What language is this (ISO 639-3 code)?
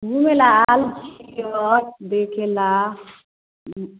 mai